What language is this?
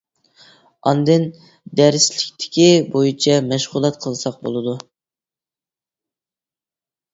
Uyghur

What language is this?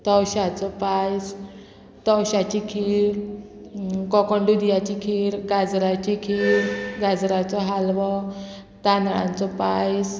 Konkani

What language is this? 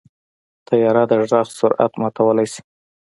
Pashto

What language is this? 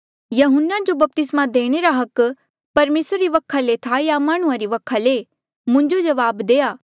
Mandeali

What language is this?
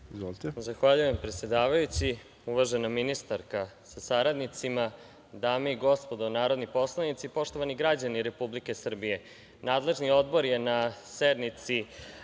Serbian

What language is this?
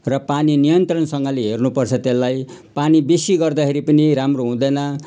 Nepali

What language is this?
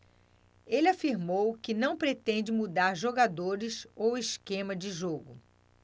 Portuguese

